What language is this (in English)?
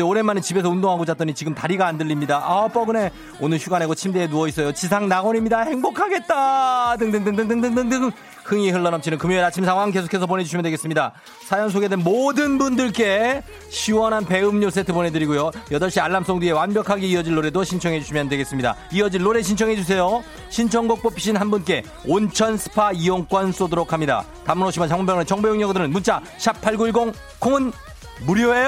Korean